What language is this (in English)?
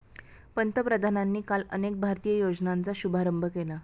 Marathi